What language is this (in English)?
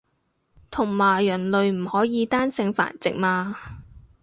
Cantonese